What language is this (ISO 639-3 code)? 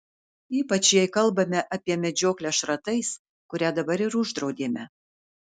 lit